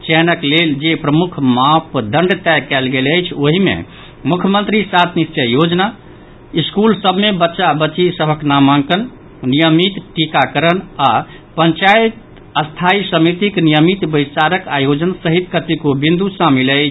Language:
Maithili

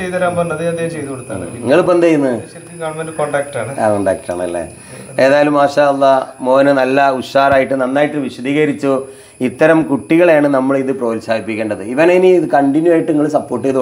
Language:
Malayalam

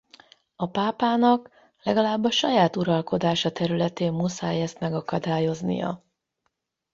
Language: Hungarian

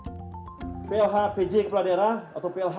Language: Indonesian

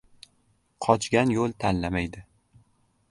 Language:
Uzbek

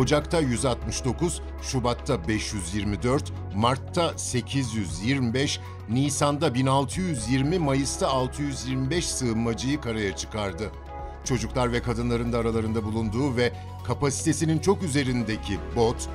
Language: Turkish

